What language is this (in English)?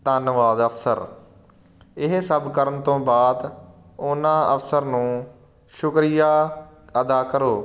Punjabi